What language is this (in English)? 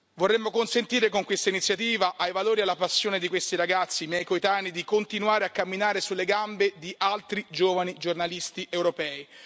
Italian